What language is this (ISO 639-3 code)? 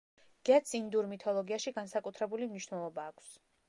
kat